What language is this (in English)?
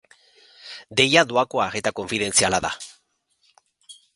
Basque